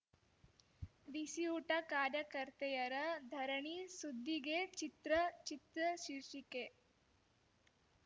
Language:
Kannada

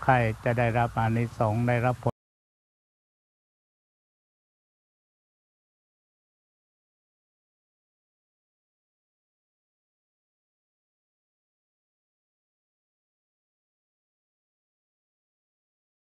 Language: Thai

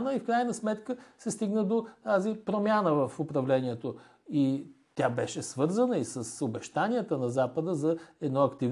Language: Bulgarian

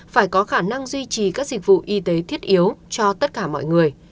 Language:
Vietnamese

